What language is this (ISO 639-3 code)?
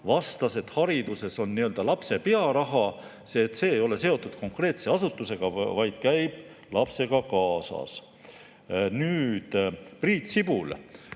est